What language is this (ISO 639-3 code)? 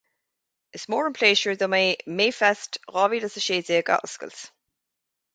gle